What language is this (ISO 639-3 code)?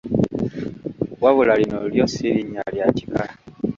lug